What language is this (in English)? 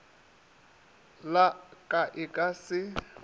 Northern Sotho